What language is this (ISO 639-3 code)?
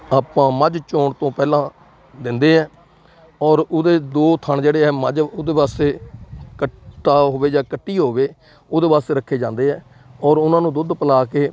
pan